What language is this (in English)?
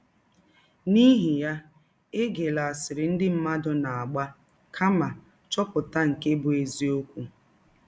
Igbo